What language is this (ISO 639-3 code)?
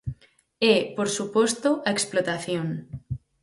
glg